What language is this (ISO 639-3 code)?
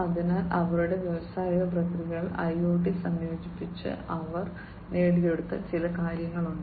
mal